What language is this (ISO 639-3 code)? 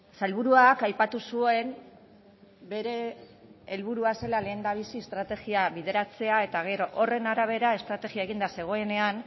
eus